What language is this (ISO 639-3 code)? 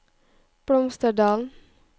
nor